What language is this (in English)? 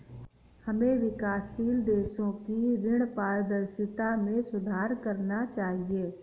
Hindi